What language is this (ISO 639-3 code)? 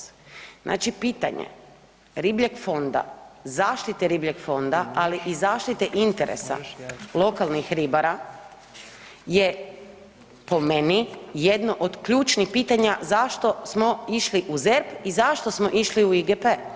hrv